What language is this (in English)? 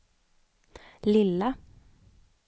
Swedish